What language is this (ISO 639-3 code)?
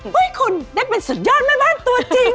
tha